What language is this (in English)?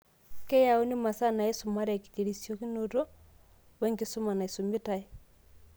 Masai